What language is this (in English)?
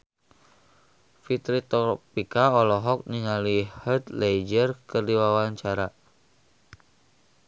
Sundanese